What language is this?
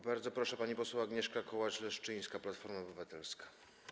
Polish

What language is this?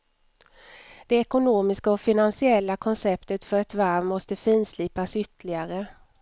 Swedish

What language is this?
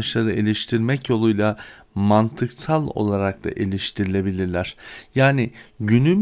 Turkish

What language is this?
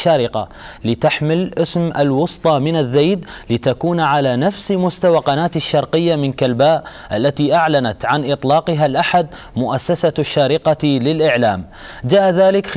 Arabic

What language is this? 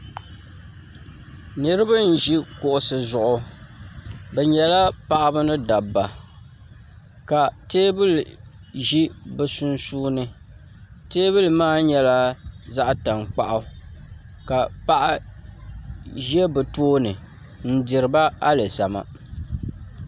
Dagbani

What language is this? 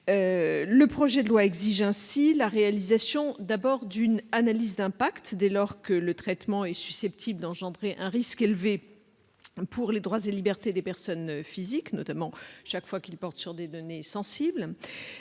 French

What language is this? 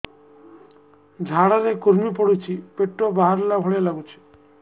Odia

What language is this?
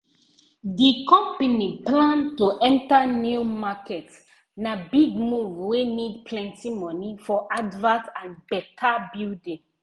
Nigerian Pidgin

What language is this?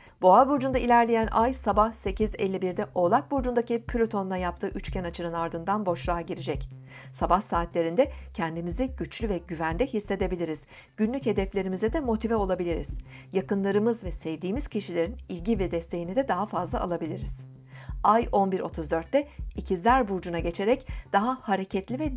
Turkish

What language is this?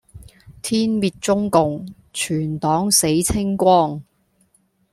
Cantonese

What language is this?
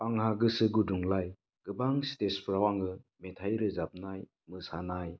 Bodo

